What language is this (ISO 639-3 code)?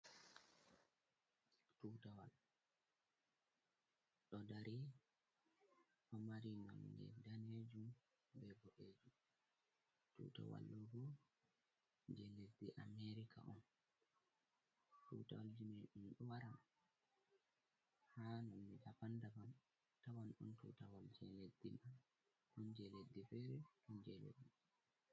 ful